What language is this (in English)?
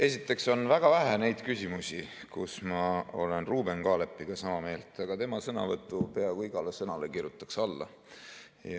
Estonian